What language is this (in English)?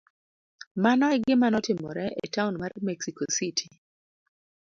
Luo (Kenya and Tanzania)